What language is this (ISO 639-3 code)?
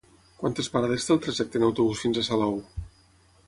cat